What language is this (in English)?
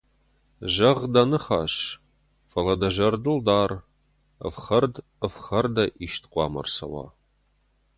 Ossetic